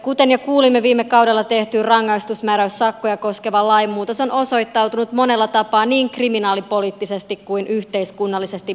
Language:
Finnish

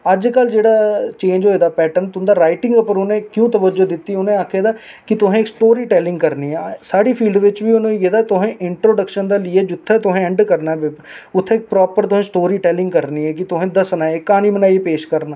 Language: Dogri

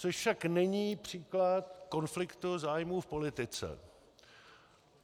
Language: Czech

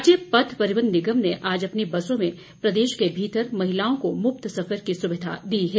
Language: Hindi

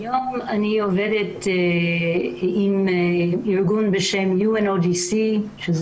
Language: Hebrew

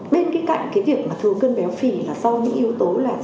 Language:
Vietnamese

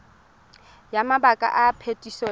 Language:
Tswana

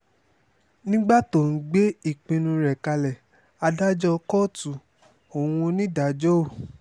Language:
Yoruba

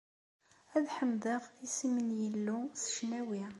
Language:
Kabyle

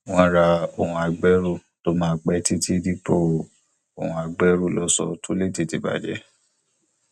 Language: Yoruba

